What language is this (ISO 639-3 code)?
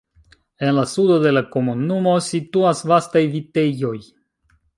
epo